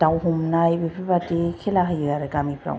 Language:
Bodo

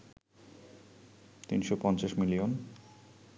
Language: Bangla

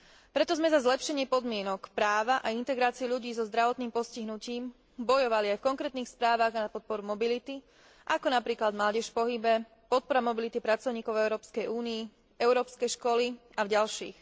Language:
Slovak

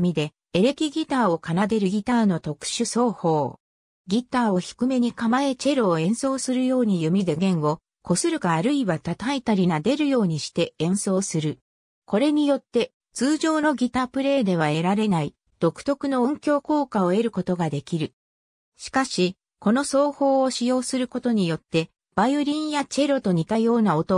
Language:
Japanese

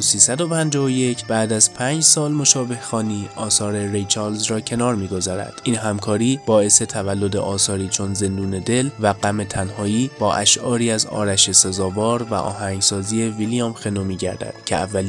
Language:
Persian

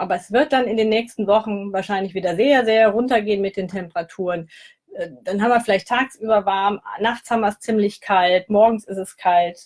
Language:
German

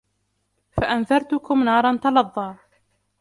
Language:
Arabic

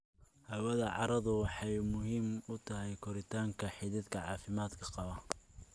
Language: Somali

